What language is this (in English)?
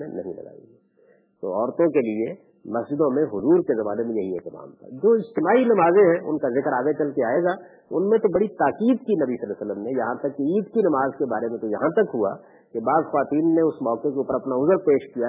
Urdu